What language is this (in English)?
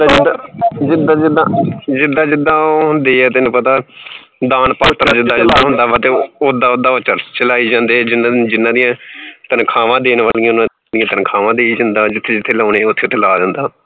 Punjabi